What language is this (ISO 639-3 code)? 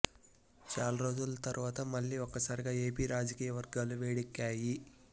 tel